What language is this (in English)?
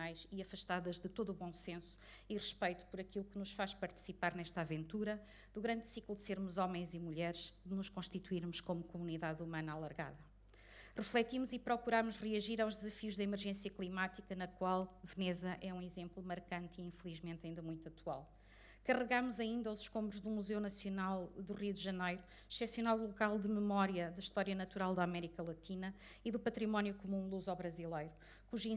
Portuguese